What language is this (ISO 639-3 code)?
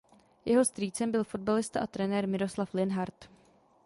ces